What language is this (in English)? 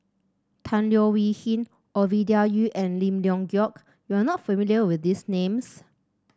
English